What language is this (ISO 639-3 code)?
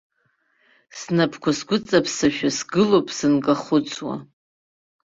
abk